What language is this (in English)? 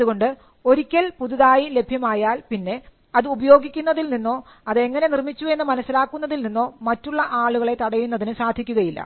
Malayalam